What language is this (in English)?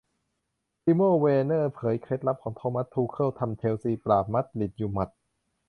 Thai